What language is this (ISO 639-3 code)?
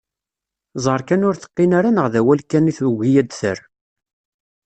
kab